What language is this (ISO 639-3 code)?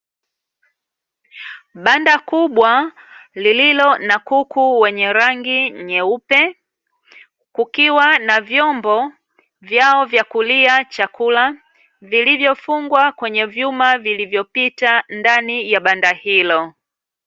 swa